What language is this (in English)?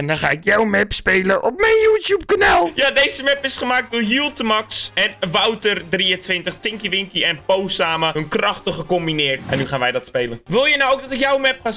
Dutch